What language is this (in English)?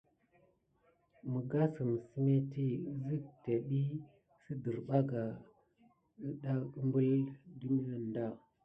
Gidar